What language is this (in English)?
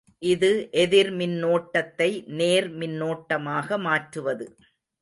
Tamil